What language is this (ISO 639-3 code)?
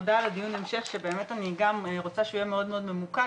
heb